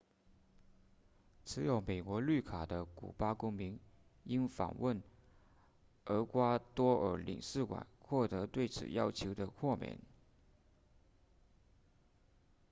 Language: Chinese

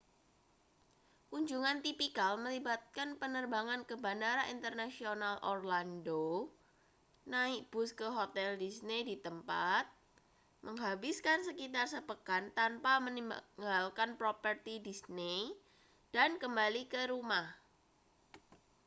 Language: Indonesian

